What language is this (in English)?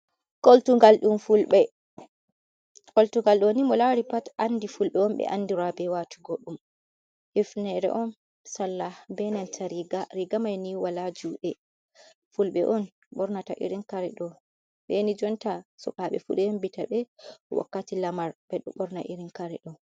Fula